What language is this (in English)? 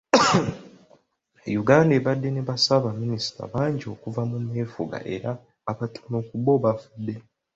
Ganda